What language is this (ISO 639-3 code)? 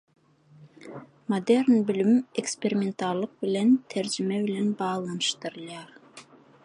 tuk